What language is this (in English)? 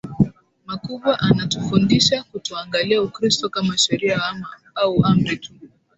Swahili